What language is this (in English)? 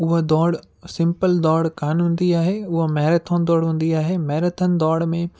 Sindhi